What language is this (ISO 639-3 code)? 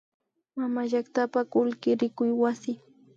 qvi